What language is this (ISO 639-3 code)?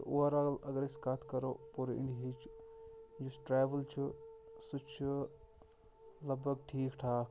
kas